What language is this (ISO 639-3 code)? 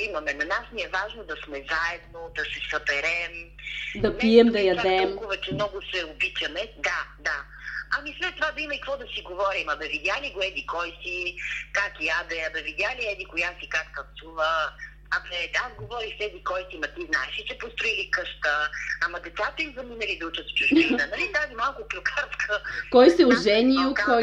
bul